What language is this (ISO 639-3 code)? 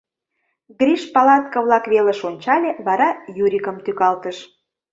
chm